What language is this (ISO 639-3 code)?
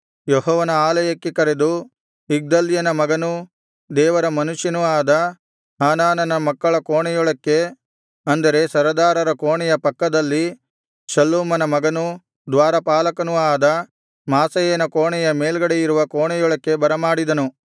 kan